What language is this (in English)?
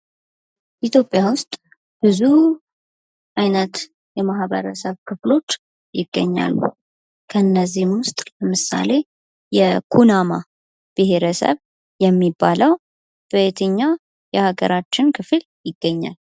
Amharic